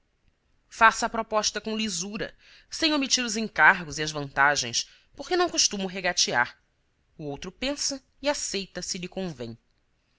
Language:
Portuguese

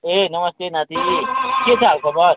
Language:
Nepali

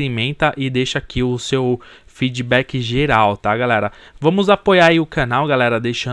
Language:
Portuguese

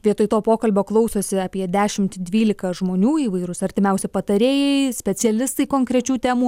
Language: Lithuanian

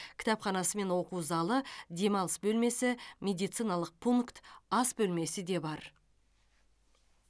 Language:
Kazakh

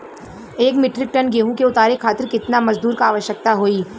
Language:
Bhojpuri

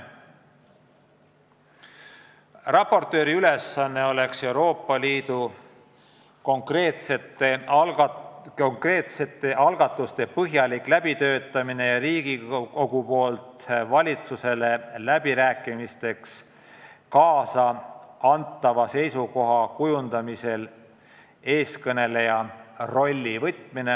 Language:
Estonian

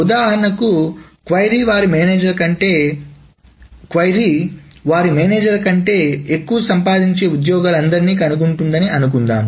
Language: Telugu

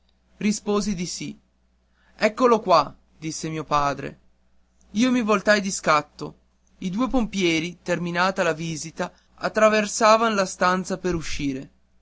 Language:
Italian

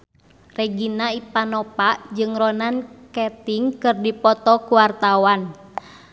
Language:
Sundanese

